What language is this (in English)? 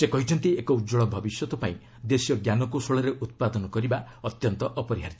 Odia